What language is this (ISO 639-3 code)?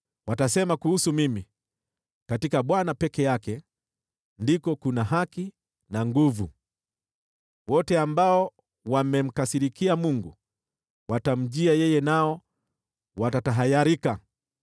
swa